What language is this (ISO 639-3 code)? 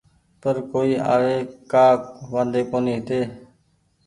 gig